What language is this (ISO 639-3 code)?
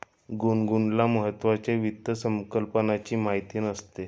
mar